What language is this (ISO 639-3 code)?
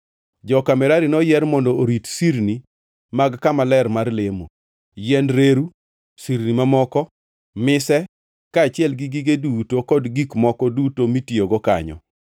luo